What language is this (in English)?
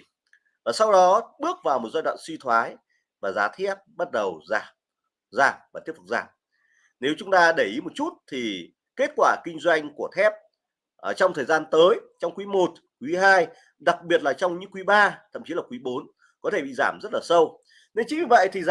Vietnamese